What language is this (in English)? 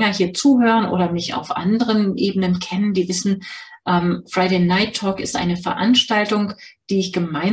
German